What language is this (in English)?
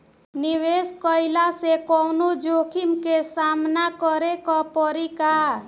Bhojpuri